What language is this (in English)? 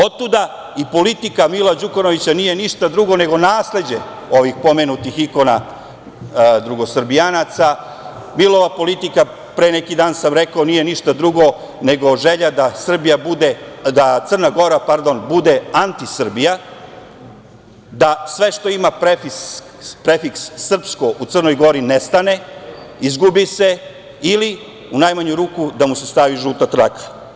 Serbian